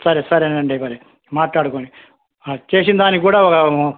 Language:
Telugu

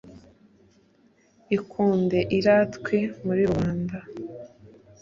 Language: Kinyarwanda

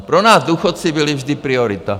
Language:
Czech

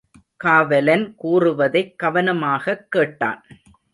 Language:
Tamil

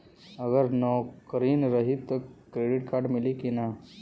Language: Bhojpuri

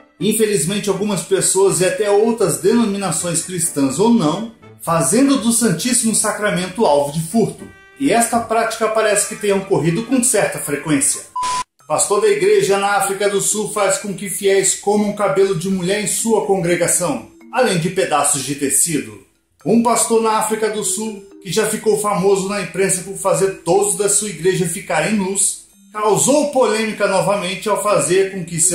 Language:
Portuguese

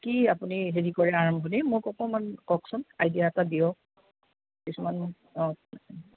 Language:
Assamese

